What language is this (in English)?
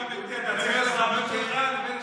Hebrew